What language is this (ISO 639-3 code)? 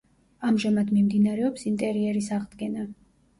kat